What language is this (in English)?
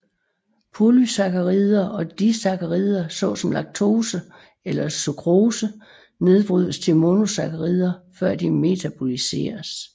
Danish